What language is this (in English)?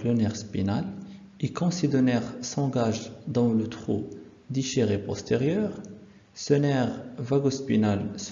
French